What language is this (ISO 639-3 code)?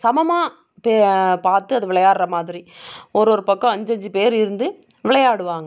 tam